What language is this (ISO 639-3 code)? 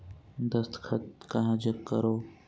hne